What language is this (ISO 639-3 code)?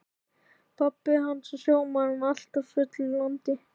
isl